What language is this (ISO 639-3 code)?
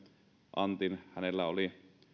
fin